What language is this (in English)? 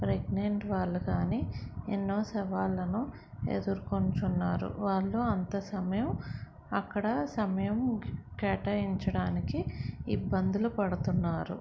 Telugu